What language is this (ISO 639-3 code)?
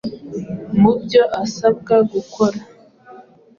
kin